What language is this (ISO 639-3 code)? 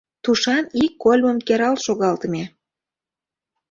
chm